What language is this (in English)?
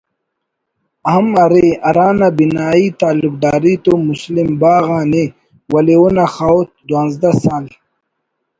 Brahui